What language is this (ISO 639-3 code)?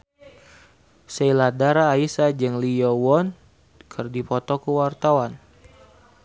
sun